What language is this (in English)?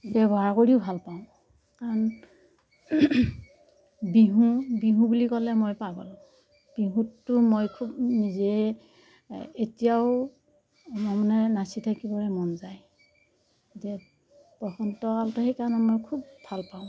Assamese